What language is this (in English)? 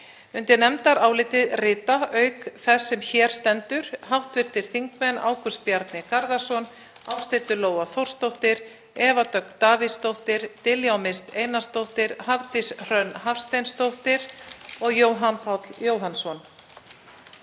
Icelandic